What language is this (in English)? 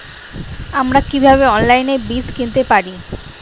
Bangla